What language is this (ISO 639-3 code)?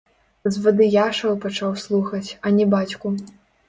bel